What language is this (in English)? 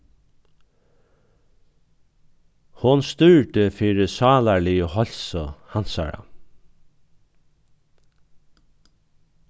Faroese